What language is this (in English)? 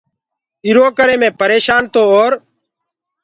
Gurgula